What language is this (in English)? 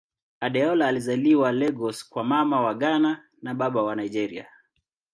Swahili